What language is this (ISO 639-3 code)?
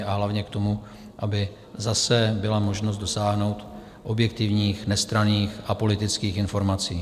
ces